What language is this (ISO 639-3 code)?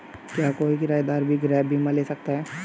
hin